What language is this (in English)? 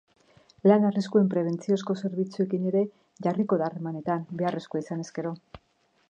Basque